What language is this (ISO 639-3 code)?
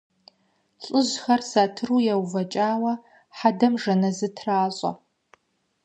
kbd